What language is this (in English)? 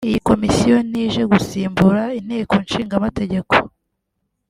Kinyarwanda